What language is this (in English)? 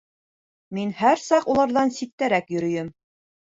Bashkir